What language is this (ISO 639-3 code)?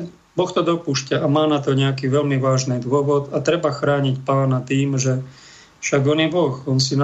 slk